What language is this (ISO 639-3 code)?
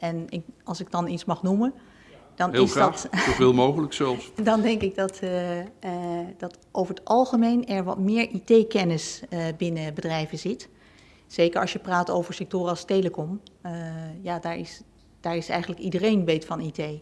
nld